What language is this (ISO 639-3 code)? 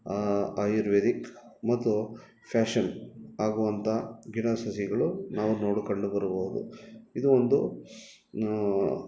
kan